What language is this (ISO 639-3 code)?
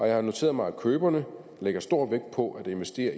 dan